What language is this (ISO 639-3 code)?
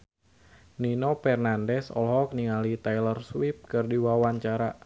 sun